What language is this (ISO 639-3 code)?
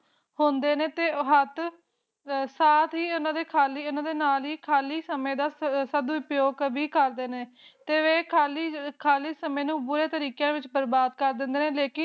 pan